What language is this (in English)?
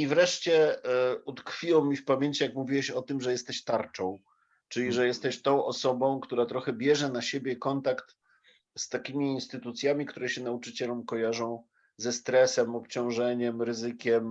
Polish